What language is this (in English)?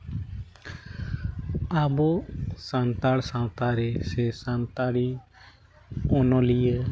Santali